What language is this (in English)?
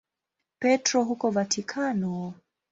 Swahili